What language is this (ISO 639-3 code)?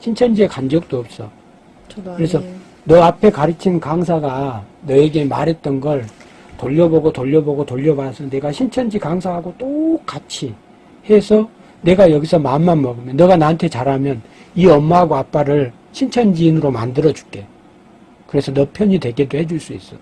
kor